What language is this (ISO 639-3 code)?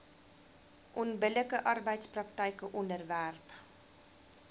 afr